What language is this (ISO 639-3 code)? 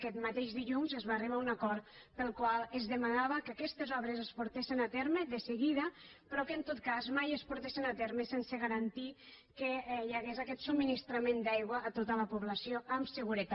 cat